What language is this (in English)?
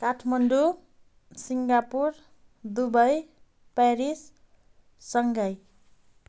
Nepali